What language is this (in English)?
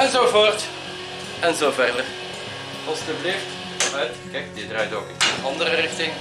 Dutch